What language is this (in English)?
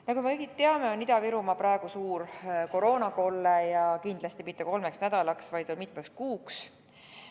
Estonian